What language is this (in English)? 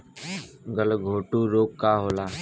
Bhojpuri